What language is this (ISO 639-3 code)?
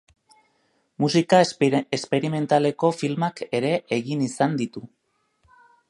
eus